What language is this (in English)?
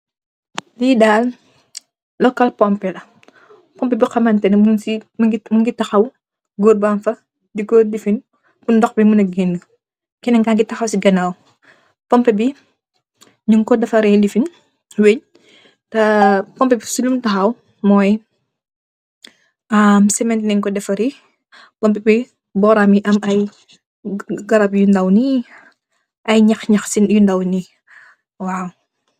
Wolof